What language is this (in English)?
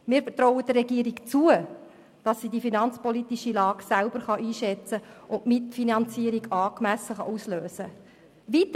Swiss German